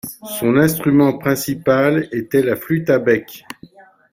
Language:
French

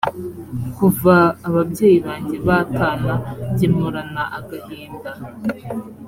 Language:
Kinyarwanda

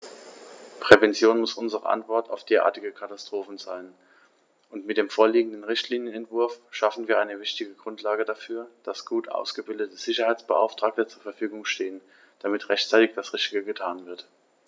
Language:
German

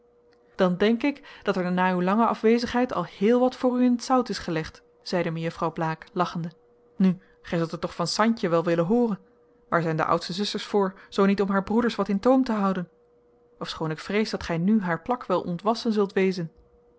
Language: Dutch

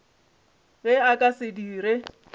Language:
Northern Sotho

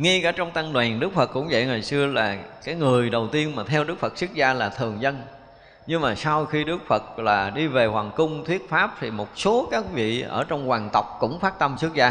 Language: Vietnamese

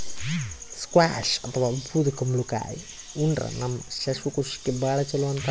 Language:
Kannada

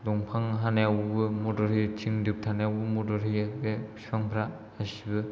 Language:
Bodo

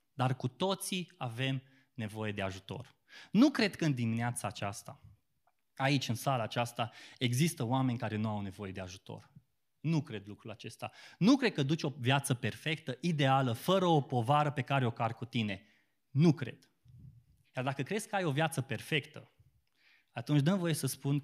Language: Romanian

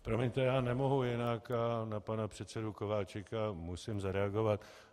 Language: Czech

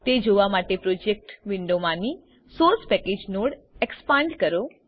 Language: Gujarati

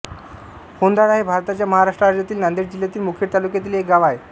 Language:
Marathi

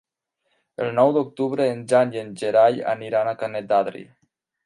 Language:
Catalan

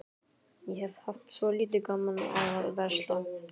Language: Icelandic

